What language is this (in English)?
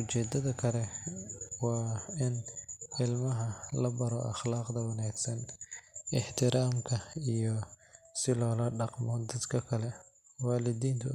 Somali